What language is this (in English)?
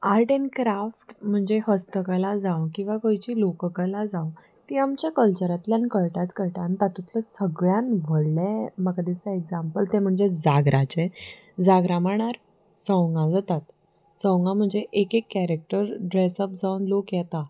Konkani